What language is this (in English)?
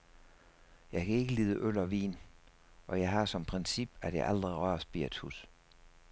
Danish